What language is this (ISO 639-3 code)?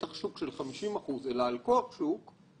heb